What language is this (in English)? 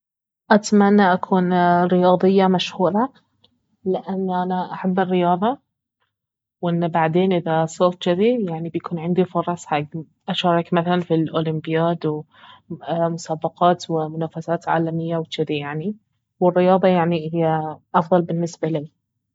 Baharna Arabic